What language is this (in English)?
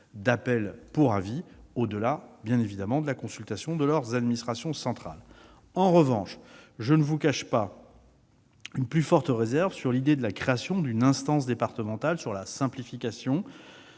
French